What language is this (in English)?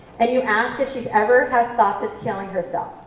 English